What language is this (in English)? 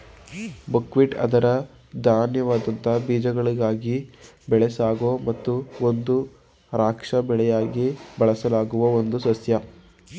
Kannada